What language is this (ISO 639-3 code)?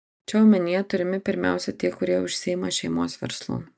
lit